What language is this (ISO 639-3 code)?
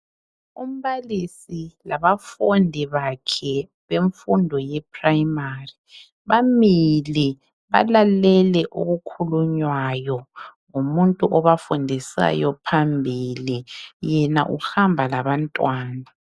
nde